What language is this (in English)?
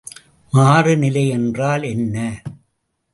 Tamil